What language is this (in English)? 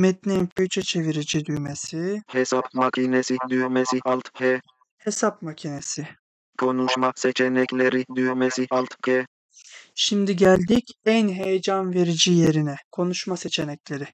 Turkish